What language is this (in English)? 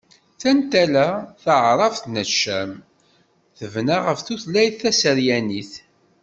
Kabyle